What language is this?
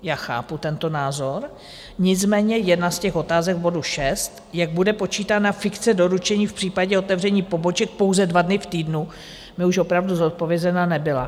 Czech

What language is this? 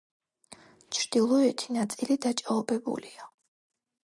Georgian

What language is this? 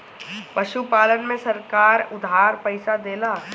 Bhojpuri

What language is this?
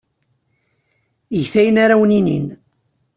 Kabyle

